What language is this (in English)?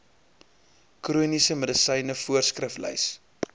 Afrikaans